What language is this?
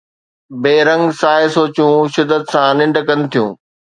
Sindhi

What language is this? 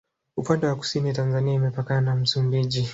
Swahili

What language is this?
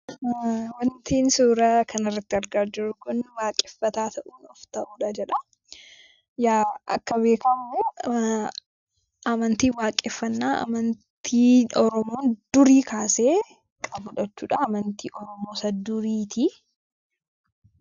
Oromo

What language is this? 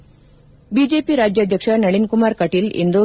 Kannada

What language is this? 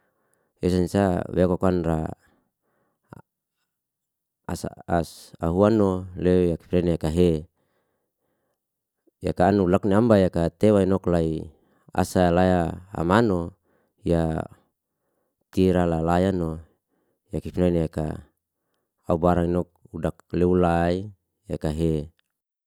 Liana-Seti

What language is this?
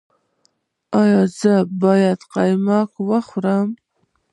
Pashto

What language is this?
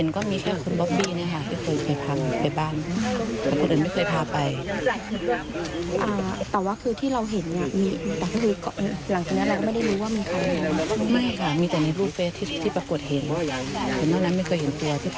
Thai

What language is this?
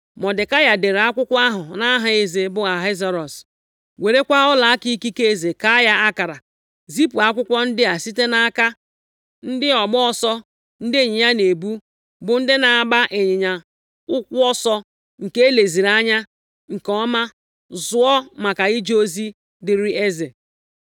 Igbo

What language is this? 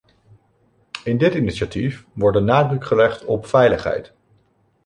Dutch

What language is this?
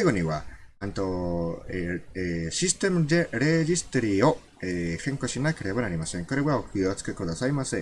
Japanese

